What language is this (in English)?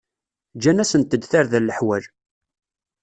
Kabyle